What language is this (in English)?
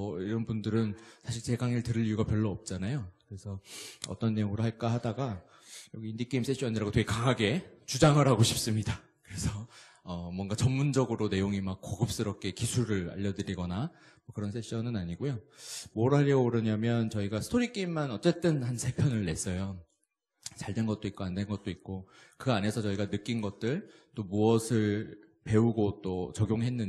Korean